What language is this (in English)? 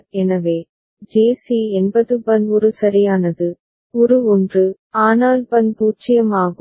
Tamil